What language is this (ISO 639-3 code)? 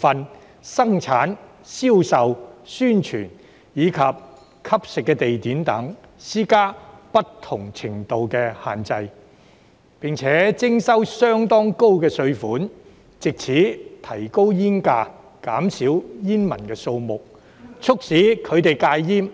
yue